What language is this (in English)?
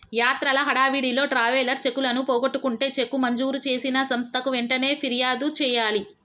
Telugu